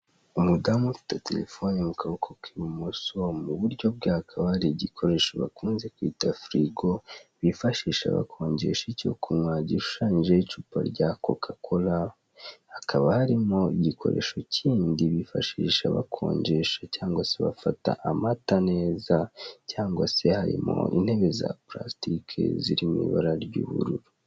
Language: Kinyarwanda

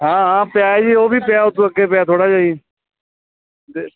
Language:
Punjabi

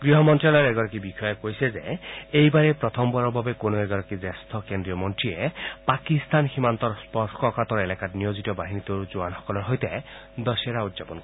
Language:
Assamese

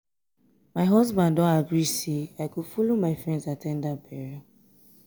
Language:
Nigerian Pidgin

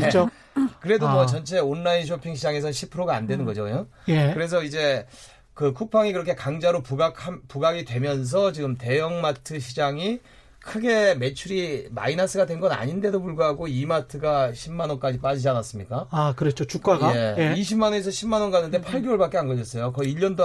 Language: Korean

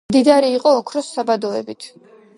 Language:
Georgian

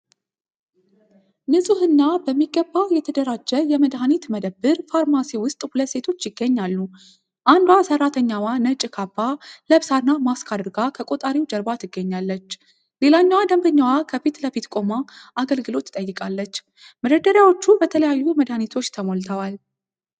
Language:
Amharic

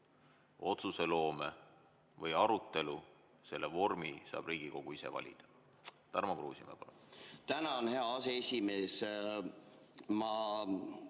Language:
Estonian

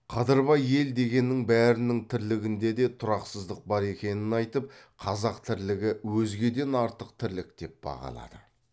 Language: Kazakh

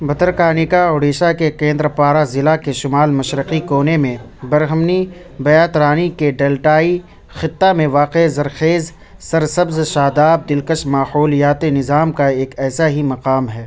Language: Urdu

